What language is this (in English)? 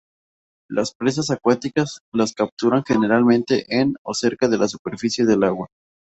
Spanish